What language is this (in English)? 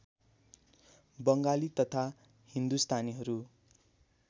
Nepali